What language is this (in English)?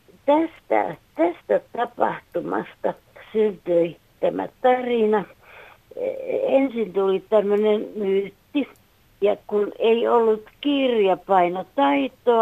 Finnish